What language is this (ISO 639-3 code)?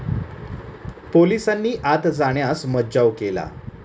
mar